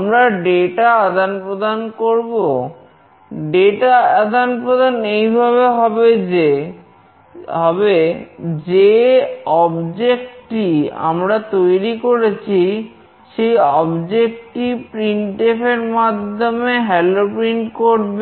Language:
Bangla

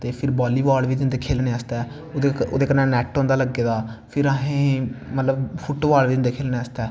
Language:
Dogri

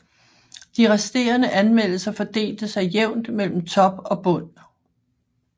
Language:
Danish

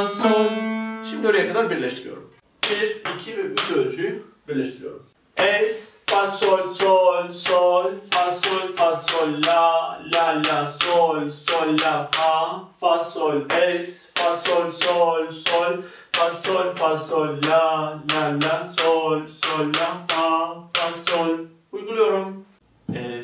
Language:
Turkish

